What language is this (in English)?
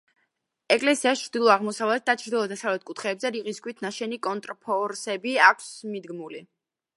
Georgian